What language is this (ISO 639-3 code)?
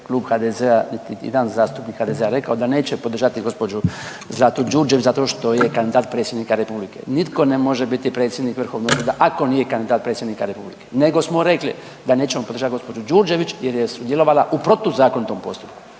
hrv